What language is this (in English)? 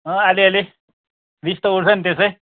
Nepali